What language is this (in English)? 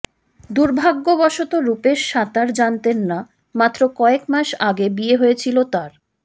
Bangla